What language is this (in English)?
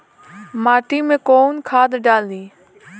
Bhojpuri